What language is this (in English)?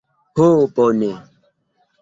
Esperanto